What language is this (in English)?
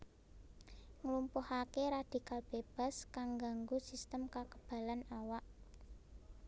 Javanese